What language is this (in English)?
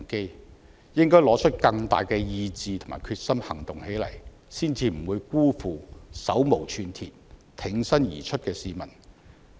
Cantonese